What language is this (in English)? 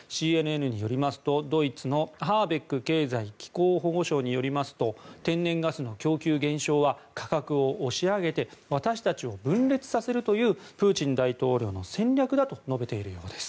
Japanese